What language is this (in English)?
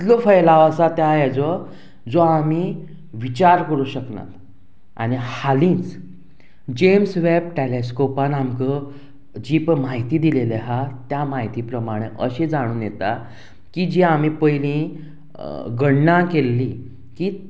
Konkani